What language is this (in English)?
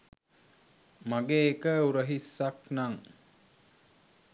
Sinhala